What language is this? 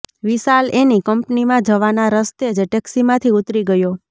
Gujarati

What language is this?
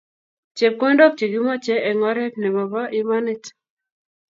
Kalenjin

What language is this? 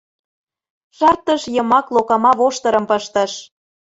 Mari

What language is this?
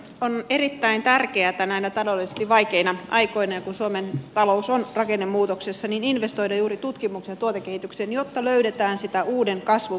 Finnish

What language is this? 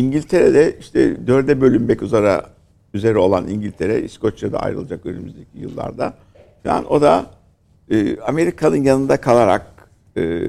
Turkish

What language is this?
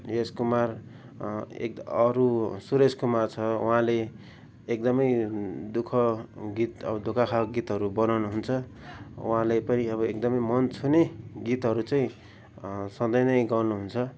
Nepali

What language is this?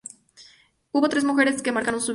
Spanish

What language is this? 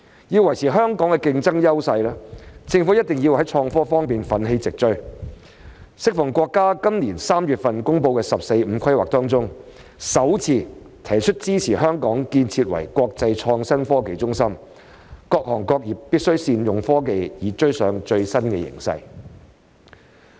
Cantonese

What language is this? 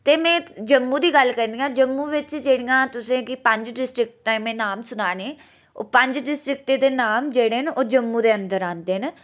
Dogri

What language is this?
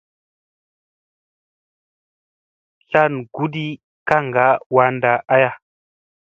Musey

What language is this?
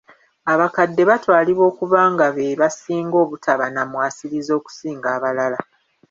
Ganda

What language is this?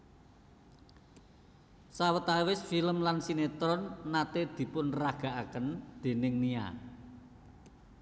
Javanese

